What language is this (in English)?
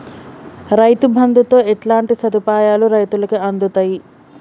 Telugu